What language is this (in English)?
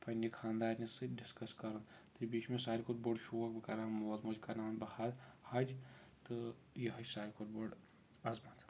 Kashmiri